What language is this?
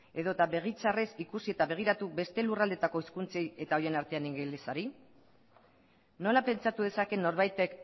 Basque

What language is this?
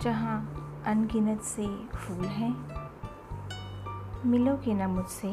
Hindi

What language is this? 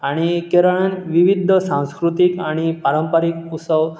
Konkani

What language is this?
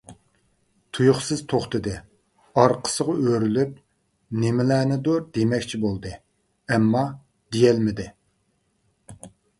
Uyghur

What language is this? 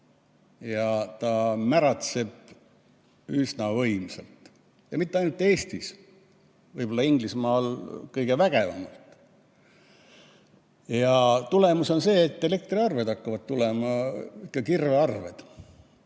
Estonian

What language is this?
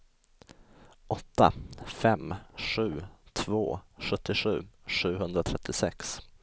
Swedish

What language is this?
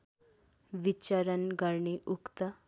Nepali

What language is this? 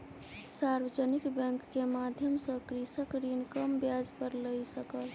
Maithili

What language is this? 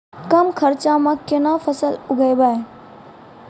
Maithili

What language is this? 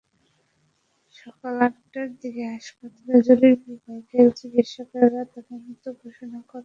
Bangla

